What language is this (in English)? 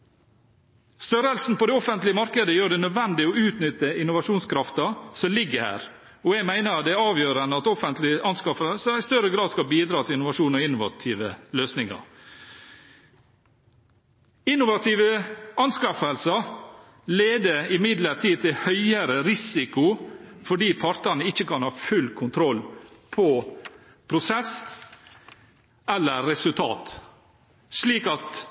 Norwegian Bokmål